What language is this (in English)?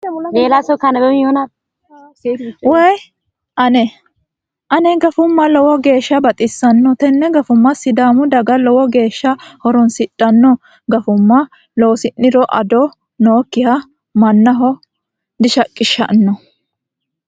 Sidamo